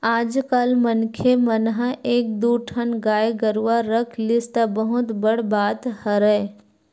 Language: Chhattisgarhi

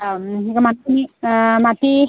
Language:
Assamese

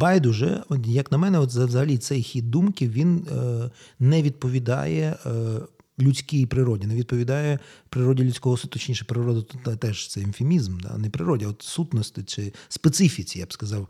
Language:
Ukrainian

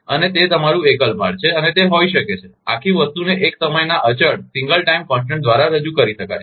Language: Gujarati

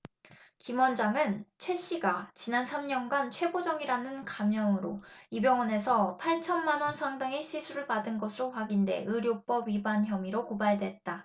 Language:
Korean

